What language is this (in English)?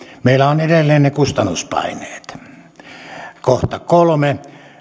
Finnish